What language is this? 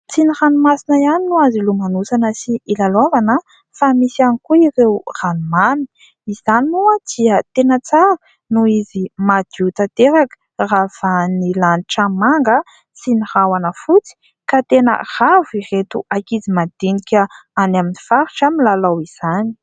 Malagasy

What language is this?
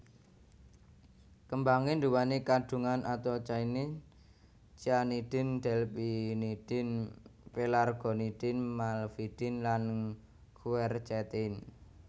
Javanese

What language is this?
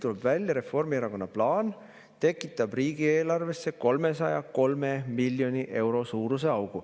Estonian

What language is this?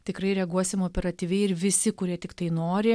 Lithuanian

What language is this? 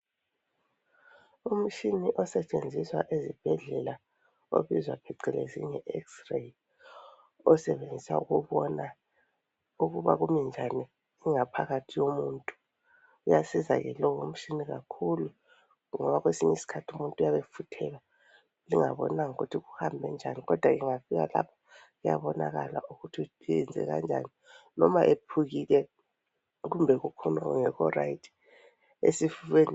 North Ndebele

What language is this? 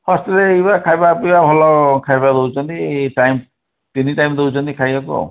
Odia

